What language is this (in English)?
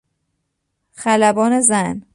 Persian